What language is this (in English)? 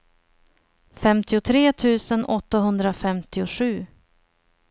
Swedish